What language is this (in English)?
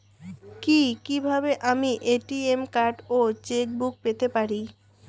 Bangla